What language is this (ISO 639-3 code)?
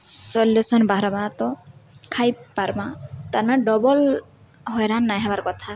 ori